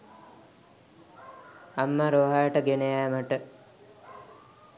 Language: Sinhala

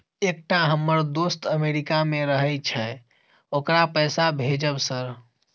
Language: Maithili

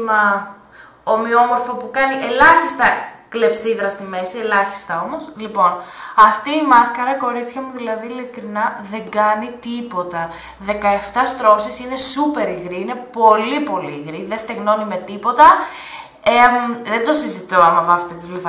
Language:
Greek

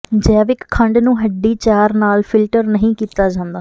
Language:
Punjabi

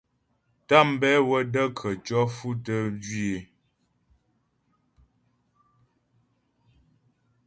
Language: Ghomala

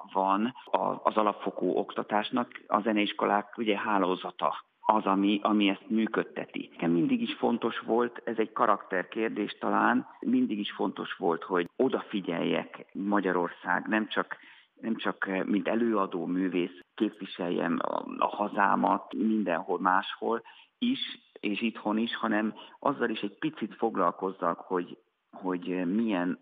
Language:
Hungarian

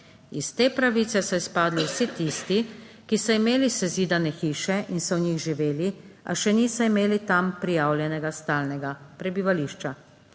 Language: Slovenian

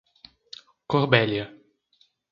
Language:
Portuguese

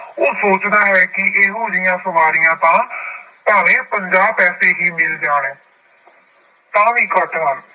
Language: Punjabi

